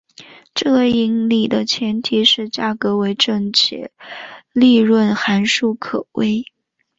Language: Chinese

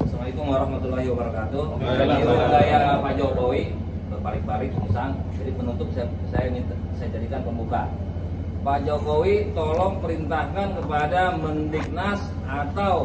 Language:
Indonesian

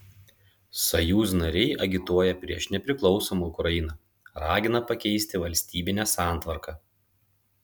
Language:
Lithuanian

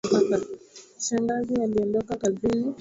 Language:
Swahili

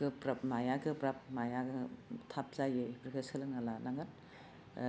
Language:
Bodo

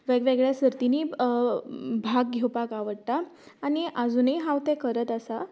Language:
Konkani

